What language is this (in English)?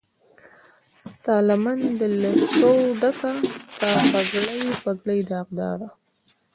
Pashto